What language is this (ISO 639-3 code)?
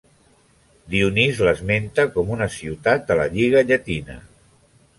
cat